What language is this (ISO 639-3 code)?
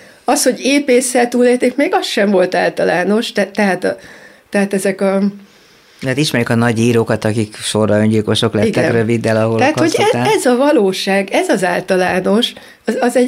hun